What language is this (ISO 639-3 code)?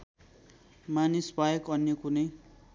nep